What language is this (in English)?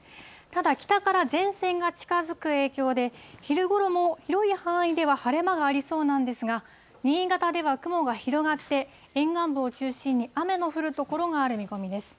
Japanese